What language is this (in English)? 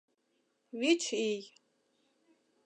Mari